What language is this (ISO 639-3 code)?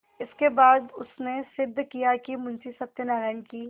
hin